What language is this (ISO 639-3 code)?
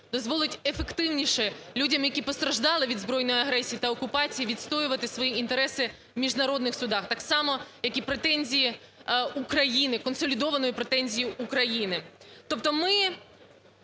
ukr